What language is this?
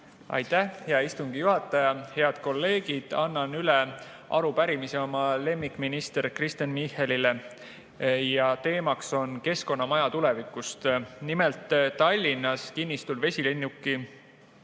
Estonian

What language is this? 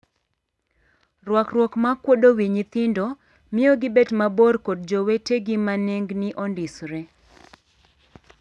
Luo (Kenya and Tanzania)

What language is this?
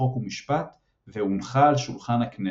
Hebrew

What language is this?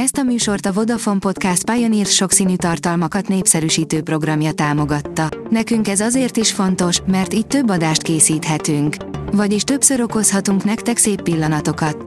Hungarian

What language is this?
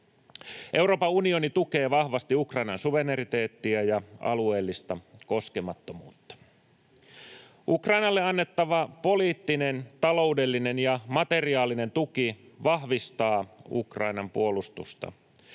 Finnish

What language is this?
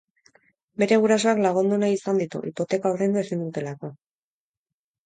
Basque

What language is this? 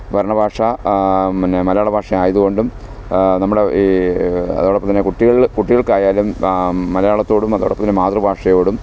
Malayalam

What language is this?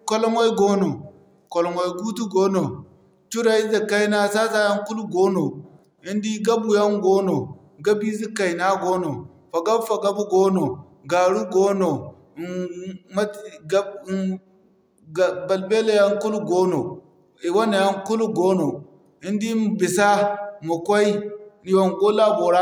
Zarma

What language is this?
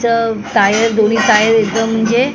Marathi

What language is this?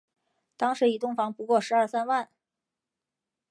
Chinese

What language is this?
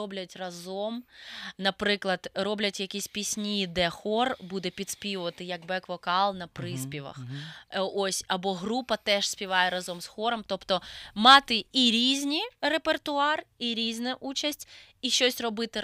Ukrainian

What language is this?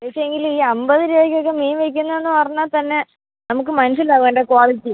Malayalam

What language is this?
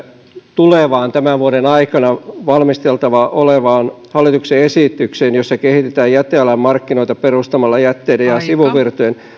Finnish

